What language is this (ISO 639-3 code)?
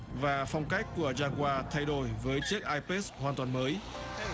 vie